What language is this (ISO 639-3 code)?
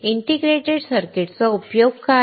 mar